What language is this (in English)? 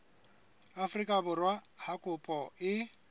Southern Sotho